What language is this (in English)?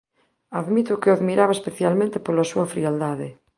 Galician